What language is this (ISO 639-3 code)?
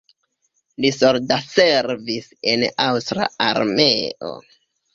epo